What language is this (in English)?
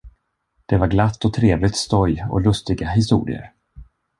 Swedish